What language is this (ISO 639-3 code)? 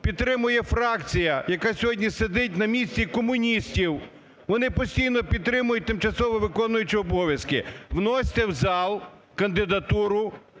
ukr